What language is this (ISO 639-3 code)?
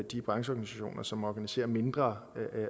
dan